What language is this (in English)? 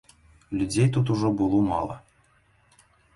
Belarusian